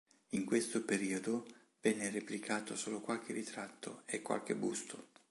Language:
Italian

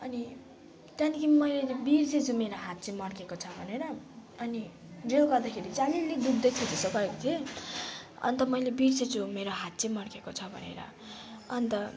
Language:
Nepali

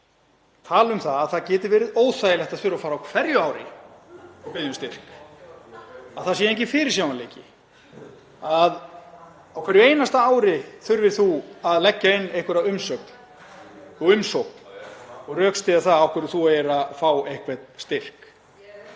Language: Icelandic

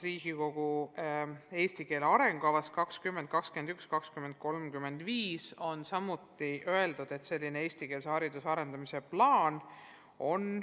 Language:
Estonian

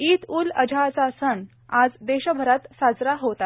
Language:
Marathi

